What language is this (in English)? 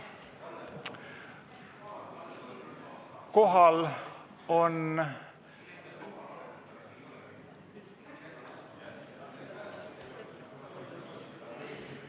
Estonian